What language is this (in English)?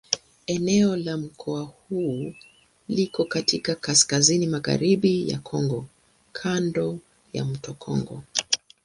Swahili